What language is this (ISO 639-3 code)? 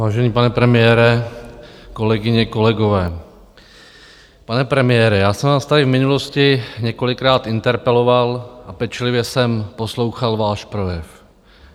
ces